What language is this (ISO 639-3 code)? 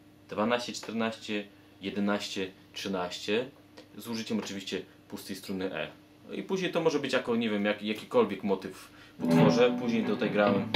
pol